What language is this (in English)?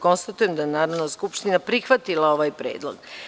Serbian